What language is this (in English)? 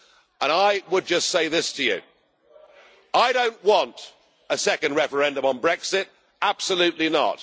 English